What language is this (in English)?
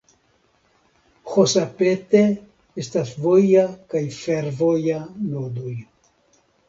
Esperanto